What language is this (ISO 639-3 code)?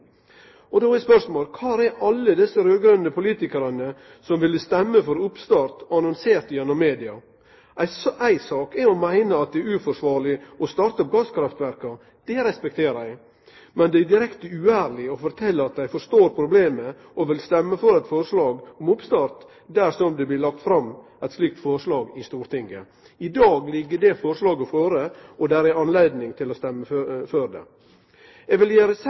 nno